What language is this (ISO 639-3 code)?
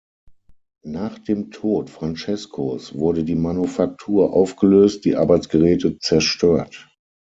deu